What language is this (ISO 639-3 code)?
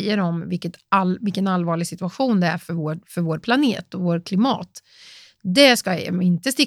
swe